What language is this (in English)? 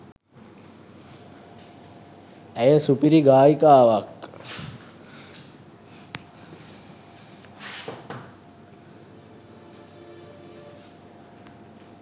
Sinhala